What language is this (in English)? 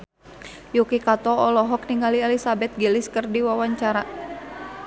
Sundanese